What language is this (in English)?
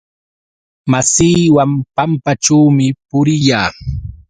Yauyos Quechua